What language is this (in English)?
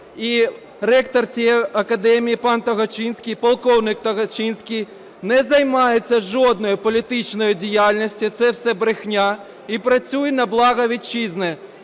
Ukrainian